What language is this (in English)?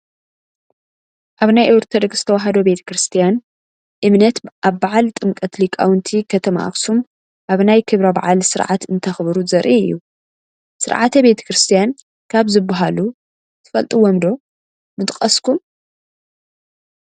Tigrinya